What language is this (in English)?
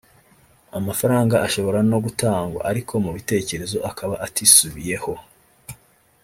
Kinyarwanda